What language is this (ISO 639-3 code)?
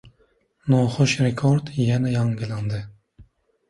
uzb